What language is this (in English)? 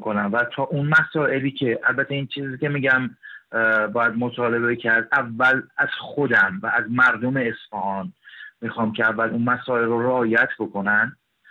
Persian